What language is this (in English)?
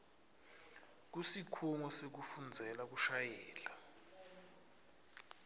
Swati